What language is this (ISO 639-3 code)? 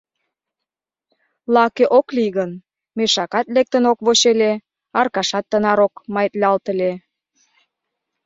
chm